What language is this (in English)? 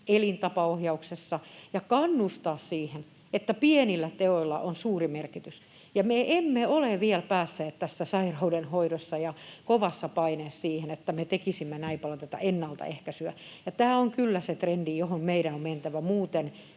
Finnish